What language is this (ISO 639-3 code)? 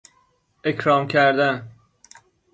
fas